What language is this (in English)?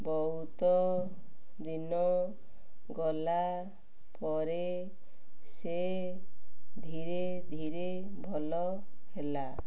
Odia